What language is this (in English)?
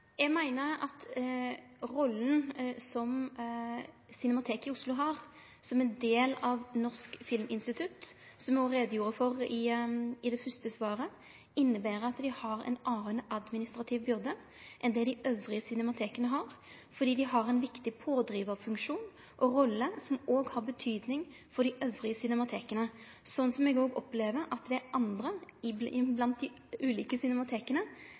Norwegian